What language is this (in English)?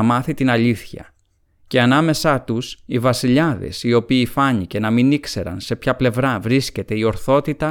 Greek